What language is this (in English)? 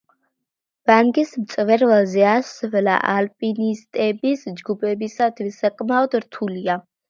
Georgian